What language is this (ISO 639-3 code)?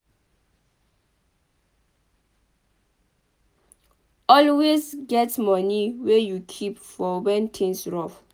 pcm